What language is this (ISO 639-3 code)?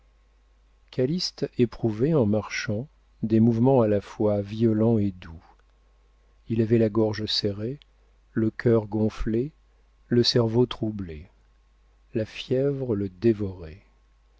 fra